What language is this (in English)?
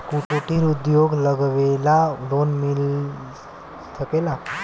Bhojpuri